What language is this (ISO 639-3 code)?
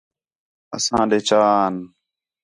xhe